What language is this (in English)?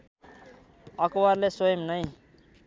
Nepali